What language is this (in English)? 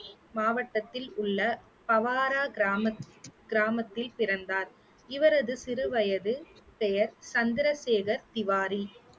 Tamil